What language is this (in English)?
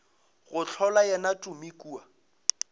Northern Sotho